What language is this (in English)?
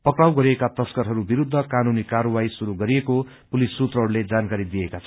Nepali